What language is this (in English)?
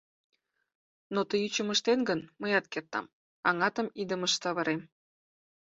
Mari